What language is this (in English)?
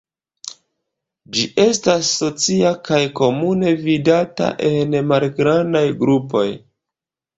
Esperanto